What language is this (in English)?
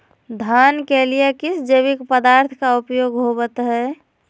Magahi